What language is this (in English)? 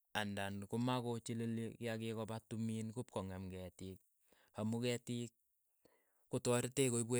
Keiyo